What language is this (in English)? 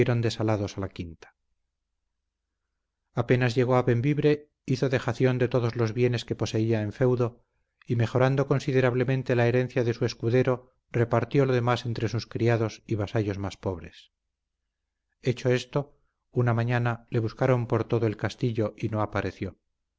Spanish